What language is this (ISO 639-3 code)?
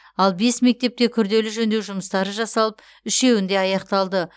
kaz